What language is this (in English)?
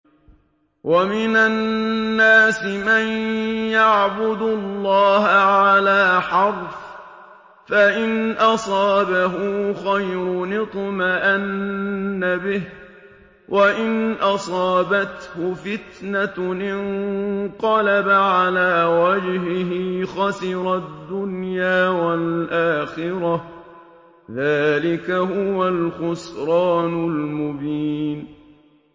Arabic